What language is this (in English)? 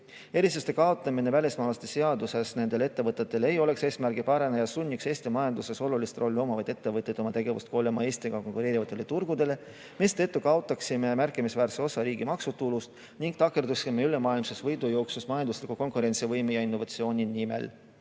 Estonian